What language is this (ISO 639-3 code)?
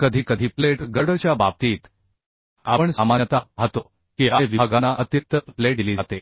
mar